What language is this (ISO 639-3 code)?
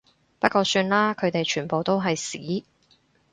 yue